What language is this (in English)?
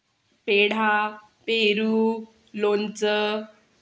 Marathi